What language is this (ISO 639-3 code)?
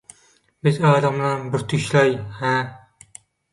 tuk